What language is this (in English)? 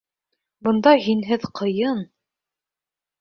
Bashkir